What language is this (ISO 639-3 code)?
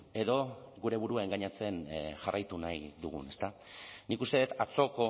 eus